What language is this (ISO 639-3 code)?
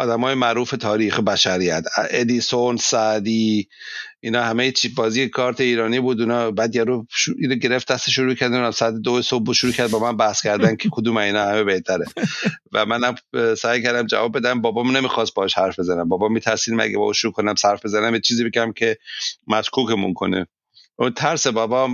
fas